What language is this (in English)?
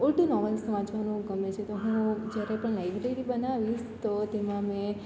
Gujarati